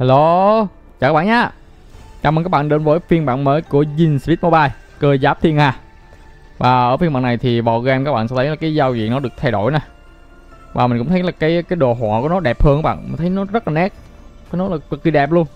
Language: Vietnamese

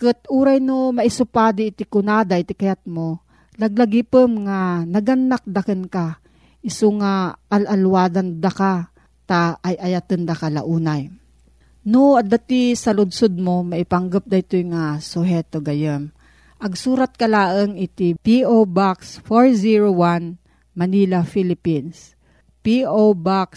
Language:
Filipino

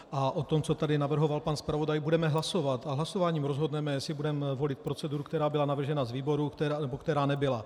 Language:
Czech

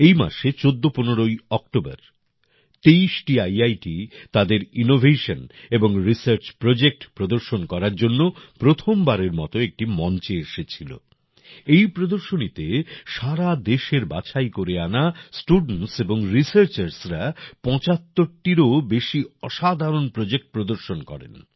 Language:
Bangla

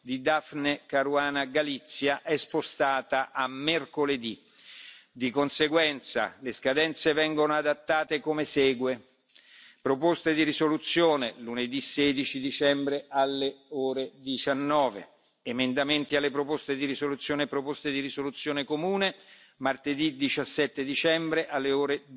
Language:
Italian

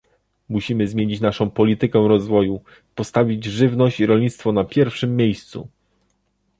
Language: Polish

